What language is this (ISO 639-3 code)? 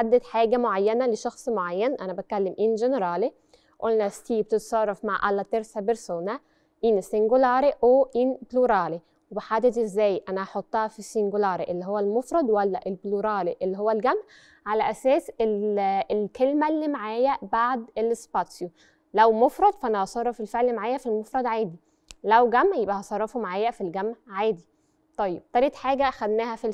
ara